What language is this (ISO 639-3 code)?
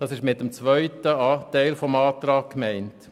gsw